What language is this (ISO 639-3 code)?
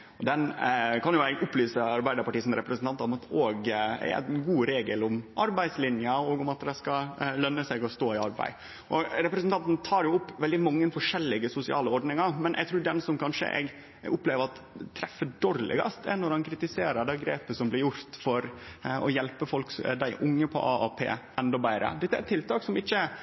nno